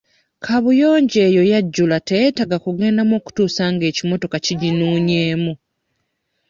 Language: Ganda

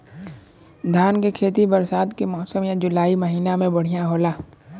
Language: Bhojpuri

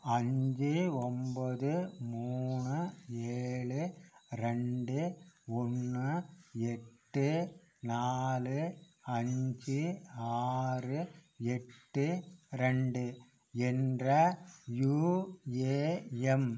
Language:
Tamil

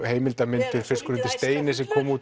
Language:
Icelandic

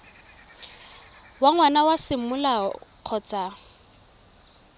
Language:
Tswana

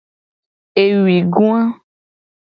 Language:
Gen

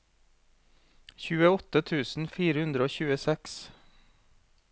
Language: Norwegian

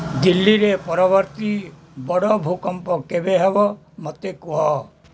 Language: Odia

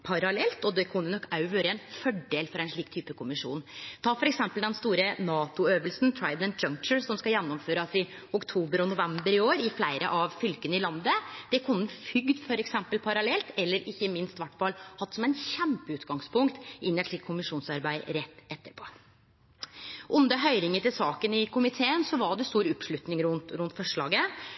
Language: Norwegian Nynorsk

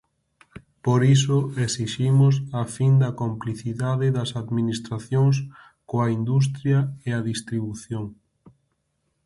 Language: Galician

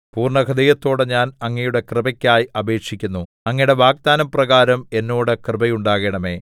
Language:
Malayalam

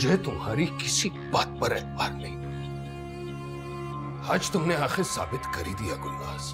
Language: Hindi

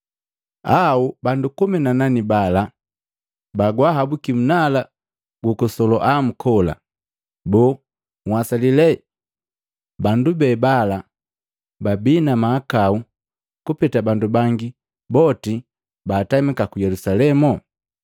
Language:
Matengo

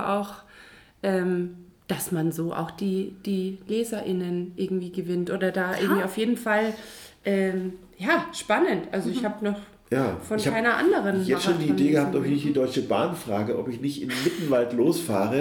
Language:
German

